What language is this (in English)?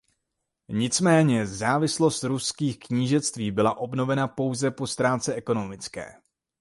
Czech